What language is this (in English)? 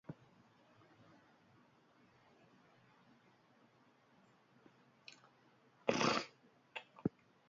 Basque